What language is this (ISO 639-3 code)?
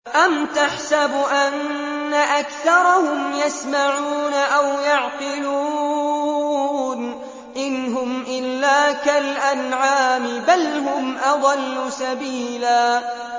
ara